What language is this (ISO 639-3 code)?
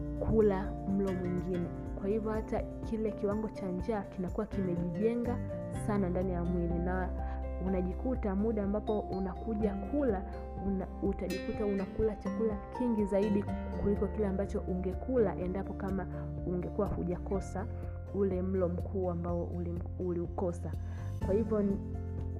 swa